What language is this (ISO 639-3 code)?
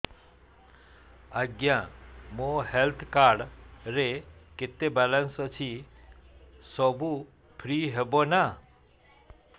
ori